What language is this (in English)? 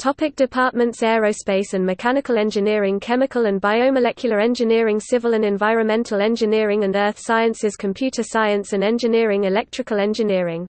English